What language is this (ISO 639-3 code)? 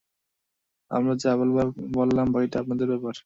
ben